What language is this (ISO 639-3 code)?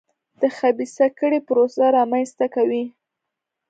pus